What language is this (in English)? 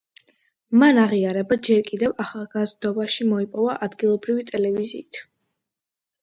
Georgian